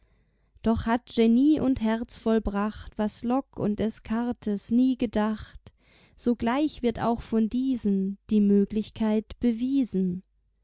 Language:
German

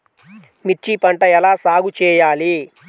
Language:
Telugu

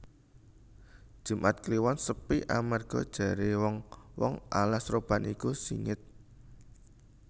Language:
Javanese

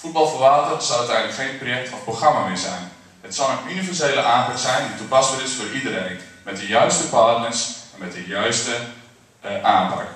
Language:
Dutch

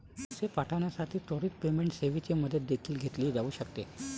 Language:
Marathi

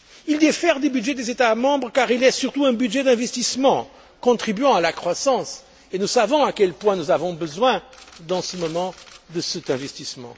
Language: French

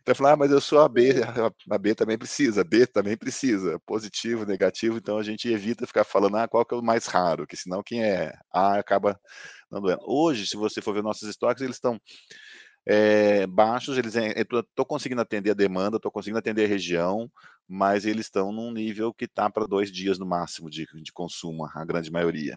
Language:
Portuguese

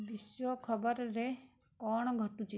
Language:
Odia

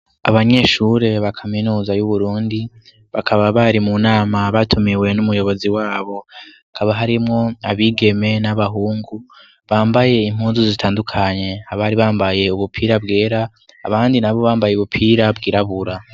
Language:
Rundi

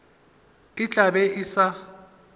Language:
Northern Sotho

